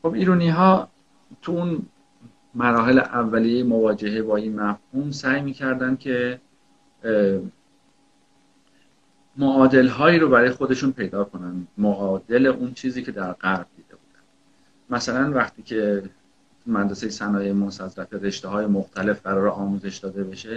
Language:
Persian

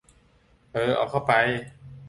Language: Thai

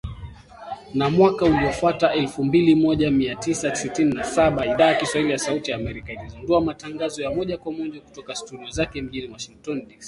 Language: Swahili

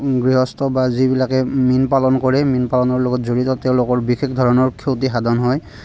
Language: Assamese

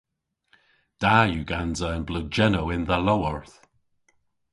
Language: Cornish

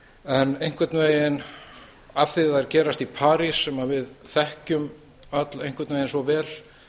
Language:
Icelandic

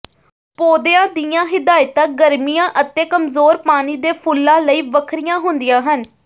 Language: Punjabi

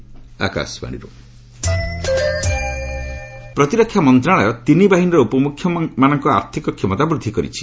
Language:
Odia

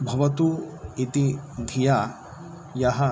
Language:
Sanskrit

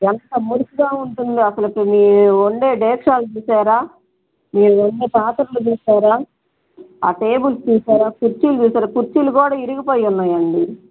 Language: Telugu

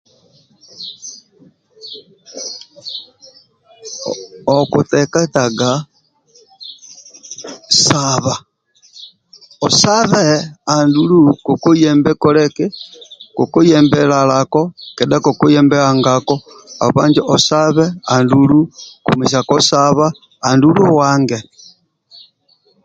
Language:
Amba (Uganda)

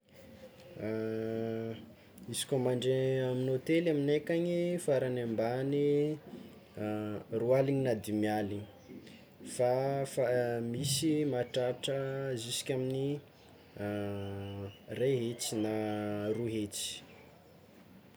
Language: Tsimihety Malagasy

